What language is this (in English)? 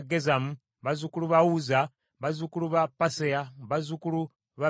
Ganda